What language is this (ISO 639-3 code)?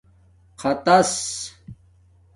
dmk